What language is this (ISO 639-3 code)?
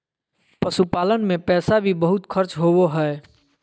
mag